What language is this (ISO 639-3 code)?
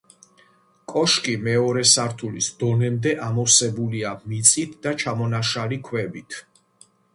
kat